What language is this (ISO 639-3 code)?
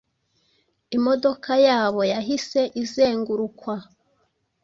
kin